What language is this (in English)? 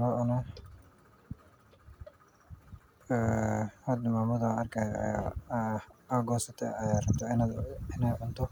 Somali